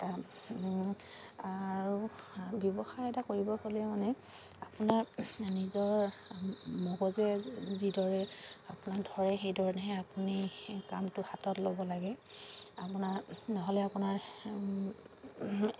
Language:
Assamese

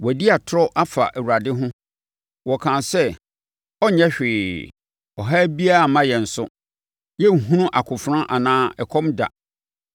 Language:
Akan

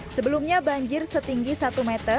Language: Indonesian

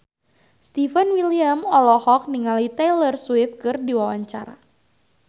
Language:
Sundanese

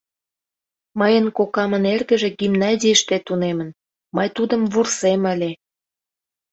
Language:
Mari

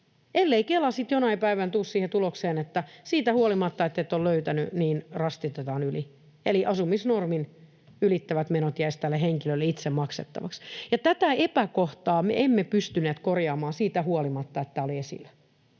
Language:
Finnish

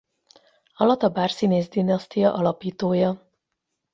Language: Hungarian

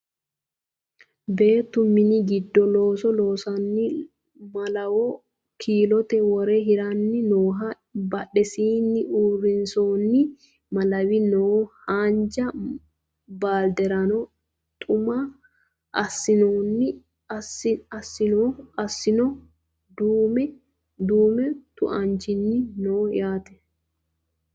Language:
Sidamo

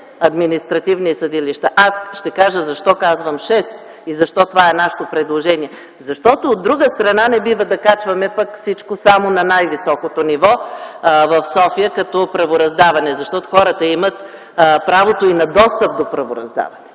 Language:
Bulgarian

